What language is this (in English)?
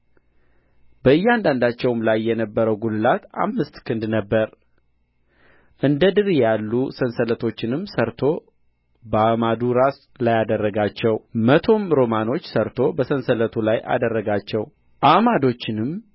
Amharic